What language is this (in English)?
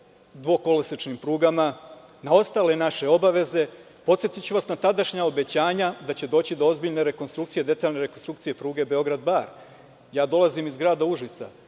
Serbian